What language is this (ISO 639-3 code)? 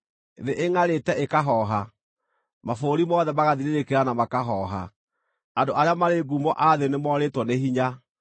kik